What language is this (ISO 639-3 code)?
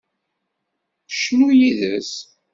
kab